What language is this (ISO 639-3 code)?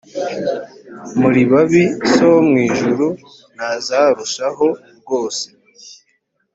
kin